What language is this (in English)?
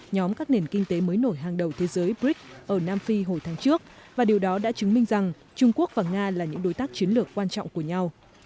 Vietnamese